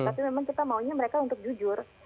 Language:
Indonesian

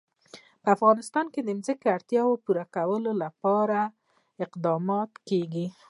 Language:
Pashto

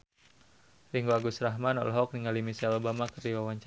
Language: Sundanese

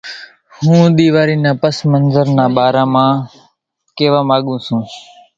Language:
Kachi Koli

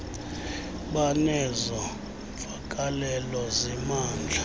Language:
Xhosa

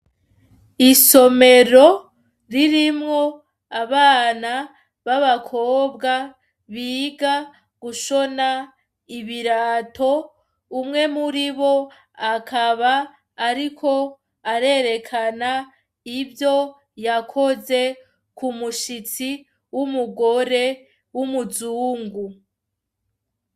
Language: Rundi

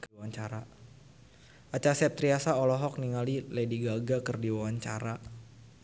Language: Sundanese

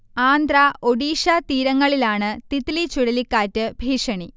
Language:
Malayalam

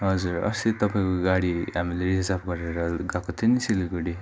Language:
Nepali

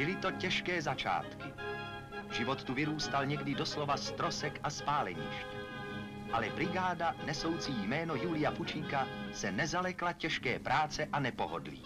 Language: Czech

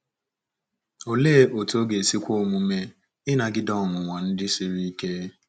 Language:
Igbo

